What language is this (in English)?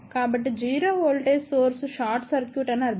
Telugu